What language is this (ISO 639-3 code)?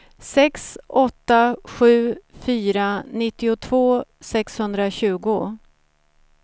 swe